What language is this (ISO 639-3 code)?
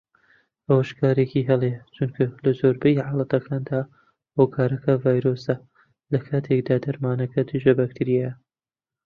ckb